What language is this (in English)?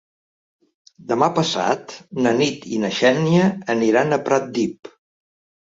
Catalan